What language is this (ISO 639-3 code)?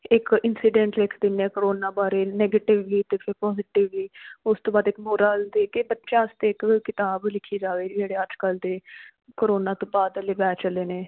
pan